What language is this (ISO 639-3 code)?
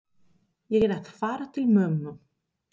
isl